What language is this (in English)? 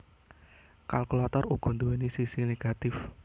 Javanese